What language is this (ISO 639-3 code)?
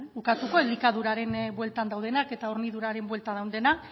eus